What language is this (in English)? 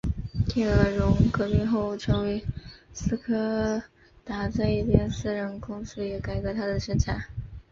Chinese